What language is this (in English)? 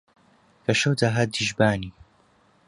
Central Kurdish